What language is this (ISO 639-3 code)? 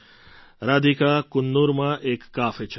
guj